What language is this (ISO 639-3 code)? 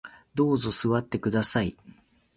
jpn